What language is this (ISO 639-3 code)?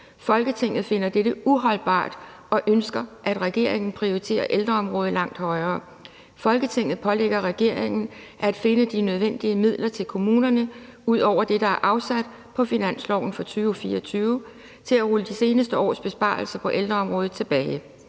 dan